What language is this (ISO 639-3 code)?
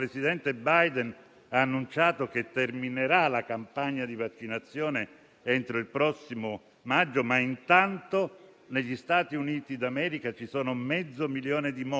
ita